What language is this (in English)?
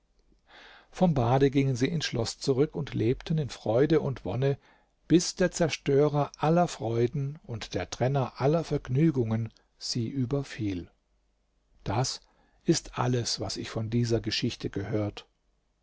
German